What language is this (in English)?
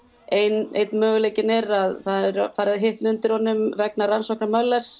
Icelandic